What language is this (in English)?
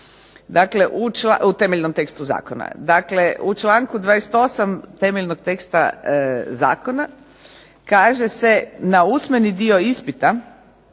Croatian